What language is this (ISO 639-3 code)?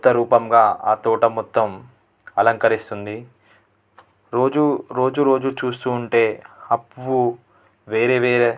tel